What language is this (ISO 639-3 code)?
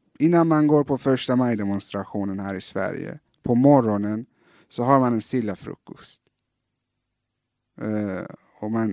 swe